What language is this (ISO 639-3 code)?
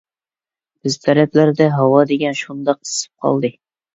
uig